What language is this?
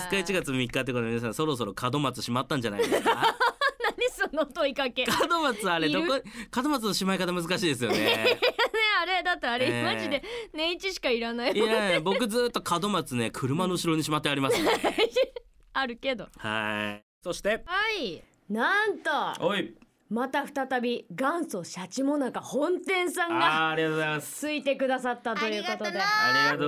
Japanese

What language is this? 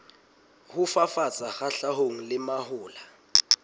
Southern Sotho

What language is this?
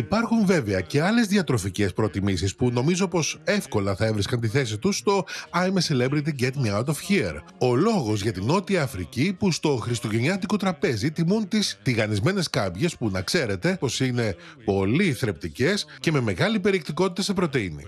Greek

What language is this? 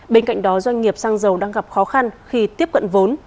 Vietnamese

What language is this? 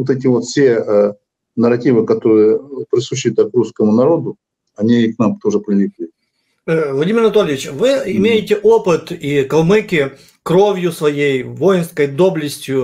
Russian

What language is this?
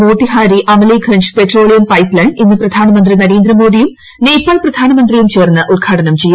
Malayalam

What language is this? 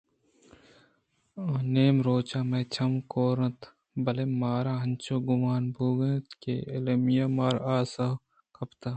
Eastern Balochi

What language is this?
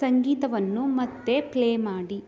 Kannada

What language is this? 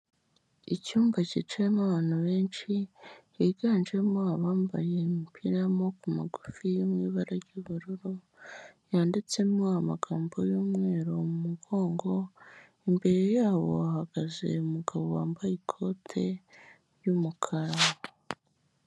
Kinyarwanda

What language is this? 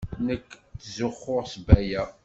Kabyle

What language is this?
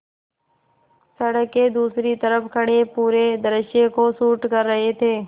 Hindi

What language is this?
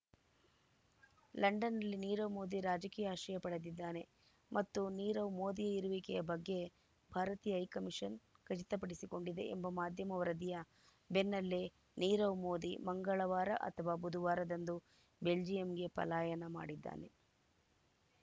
Kannada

